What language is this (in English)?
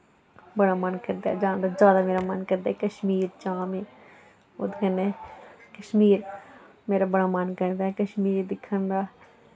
Dogri